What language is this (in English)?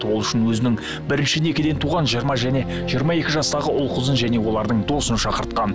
Kazakh